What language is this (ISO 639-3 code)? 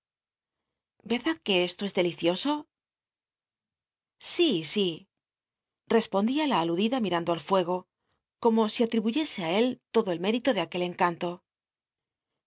spa